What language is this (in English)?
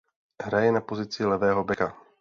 Czech